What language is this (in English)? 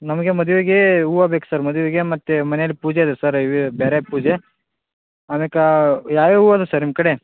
Kannada